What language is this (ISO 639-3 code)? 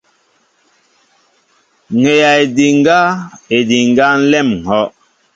mbo